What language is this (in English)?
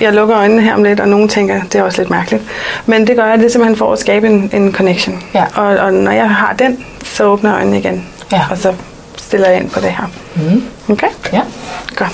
Danish